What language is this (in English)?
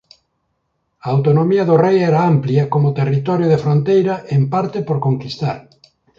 Galician